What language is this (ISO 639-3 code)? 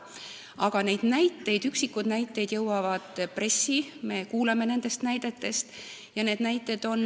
est